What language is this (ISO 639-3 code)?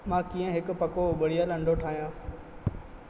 snd